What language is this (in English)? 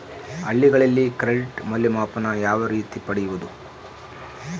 Kannada